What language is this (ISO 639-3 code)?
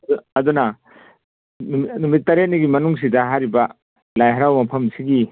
mni